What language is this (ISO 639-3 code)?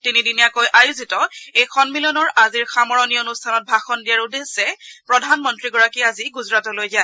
asm